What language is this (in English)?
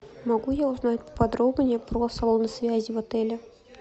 Russian